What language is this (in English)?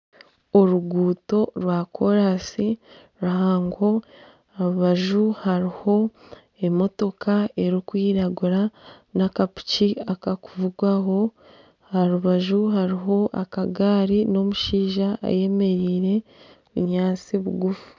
Nyankole